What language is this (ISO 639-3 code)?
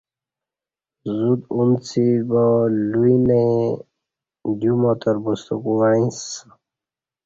bsh